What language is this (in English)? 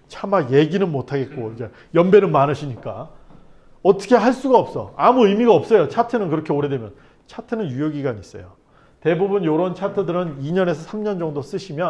Korean